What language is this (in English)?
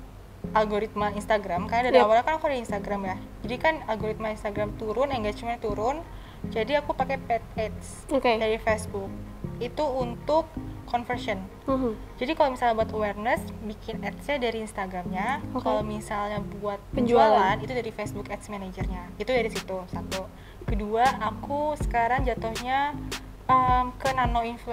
Indonesian